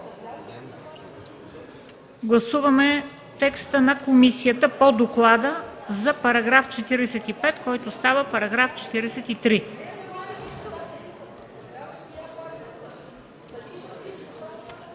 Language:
Bulgarian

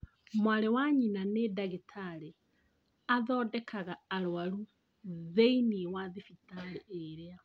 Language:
Kikuyu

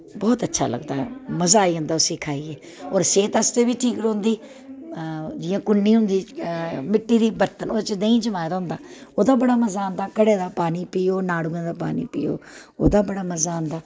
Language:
Dogri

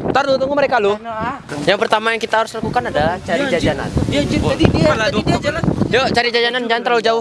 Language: Indonesian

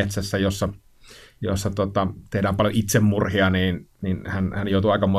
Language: Finnish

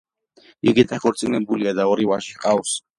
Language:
Georgian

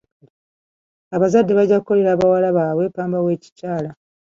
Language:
Ganda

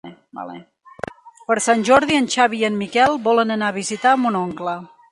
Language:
Catalan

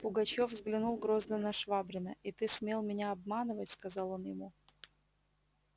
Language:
Russian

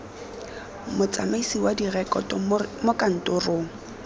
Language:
Tswana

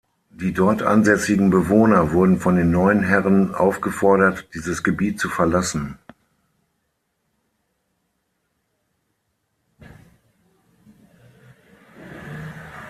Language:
German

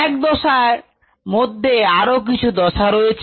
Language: Bangla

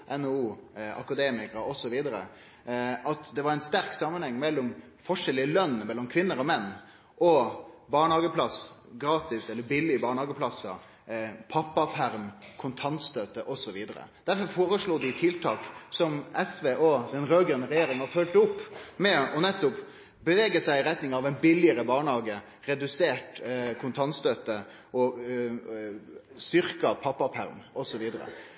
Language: Norwegian Nynorsk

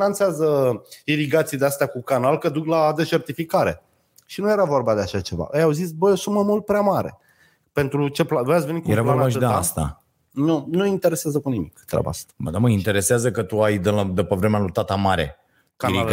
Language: Romanian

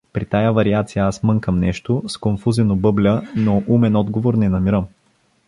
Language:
Bulgarian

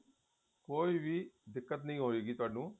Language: Punjabi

